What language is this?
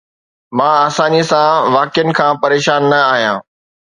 Sindhi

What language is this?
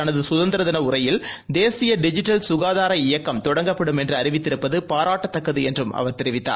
Tamil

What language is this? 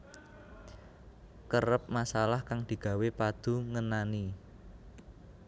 Javanese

